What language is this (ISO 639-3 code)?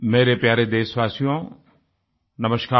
hin